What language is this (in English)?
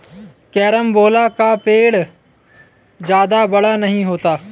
Hindi